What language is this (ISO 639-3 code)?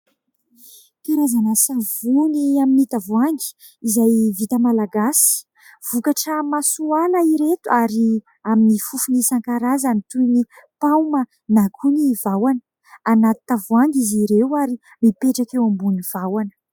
mlg